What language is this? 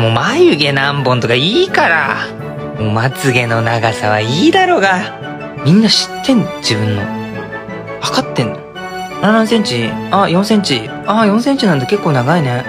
Japanese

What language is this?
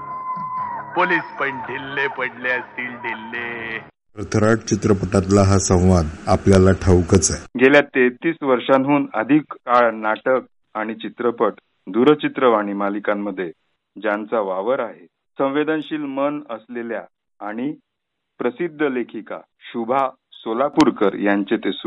Marathi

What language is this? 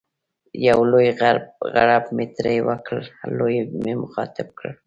Pashto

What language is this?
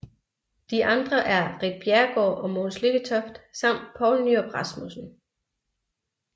Danish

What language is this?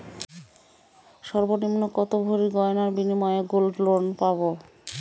Bangla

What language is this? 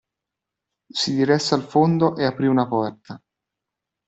Italian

